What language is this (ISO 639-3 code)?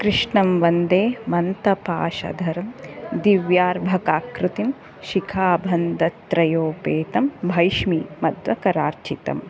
san